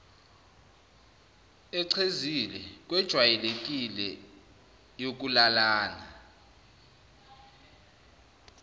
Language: Zulu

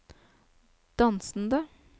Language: Norwegian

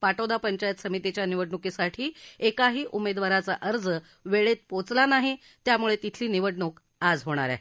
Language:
Marathi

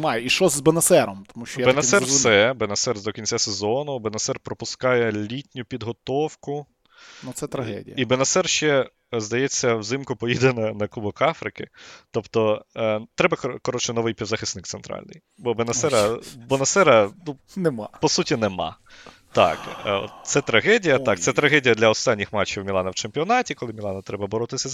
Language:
Ukrainian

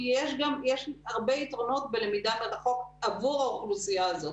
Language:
Hebrew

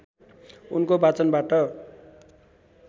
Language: Nepali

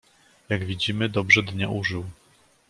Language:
Polish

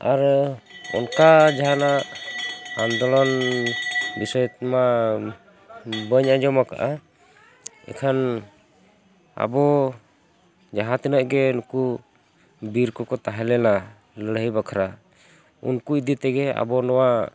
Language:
Santali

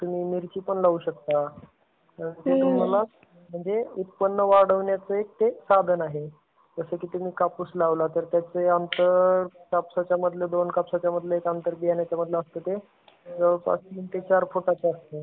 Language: Marathi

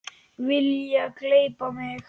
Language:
Icelandic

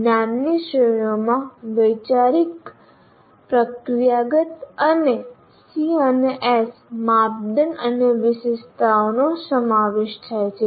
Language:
Gujarati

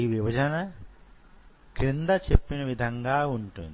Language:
Telugu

